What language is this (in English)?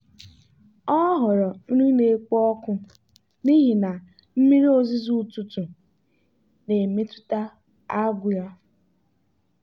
Igbo